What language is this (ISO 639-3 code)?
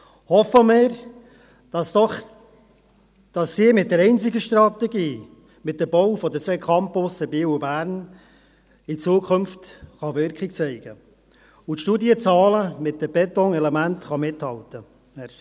gsw